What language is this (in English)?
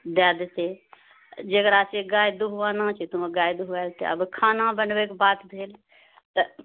Maithili